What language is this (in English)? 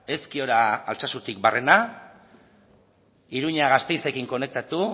Basque